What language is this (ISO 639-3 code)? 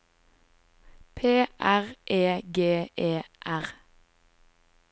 nor